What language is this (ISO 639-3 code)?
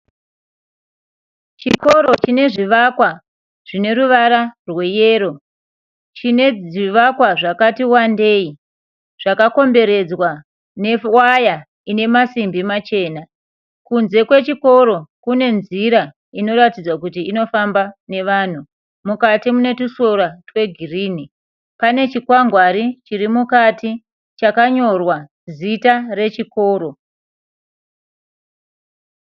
sna